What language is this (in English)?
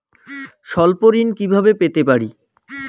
Bangla